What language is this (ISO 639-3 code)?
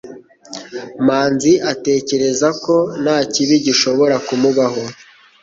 kin